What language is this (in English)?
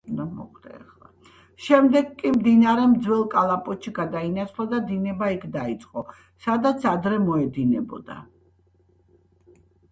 Georgian